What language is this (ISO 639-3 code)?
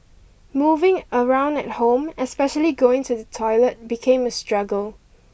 eng